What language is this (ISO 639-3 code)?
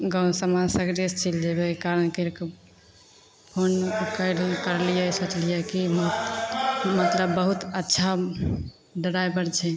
mai